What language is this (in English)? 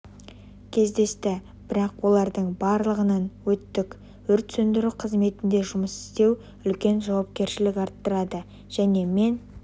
Kazakh